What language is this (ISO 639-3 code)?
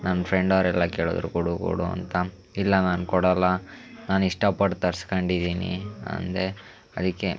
kan